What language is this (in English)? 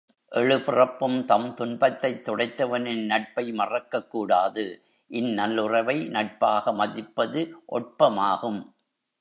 Tamil